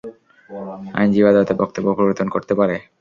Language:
Bangla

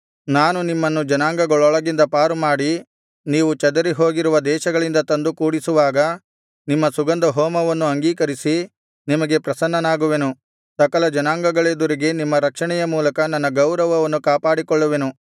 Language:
Kannada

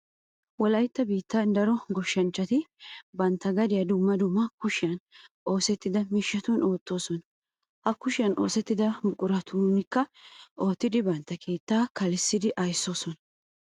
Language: Wolaytta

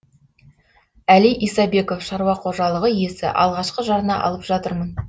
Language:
Kazakh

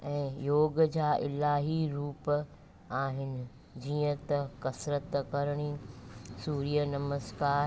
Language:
Sindhi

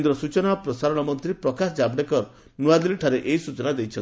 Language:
Odia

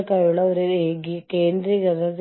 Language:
Malayalam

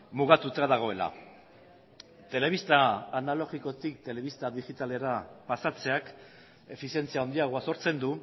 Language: Basque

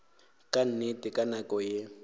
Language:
Northern Sotho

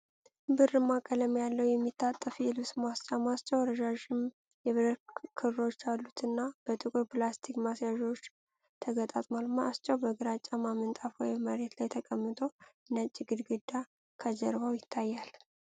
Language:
Amharic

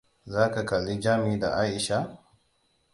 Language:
Hausa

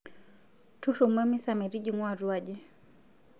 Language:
Masai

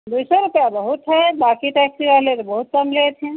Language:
Hindi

